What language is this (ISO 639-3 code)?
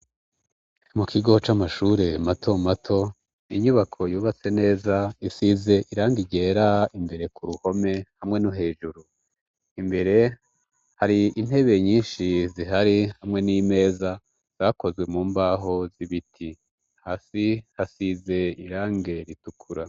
run